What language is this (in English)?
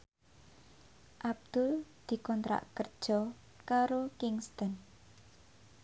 Javanese